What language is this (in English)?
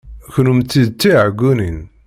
Kabyle